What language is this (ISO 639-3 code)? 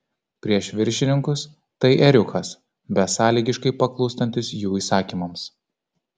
lit